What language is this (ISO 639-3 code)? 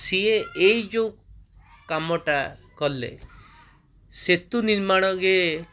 ori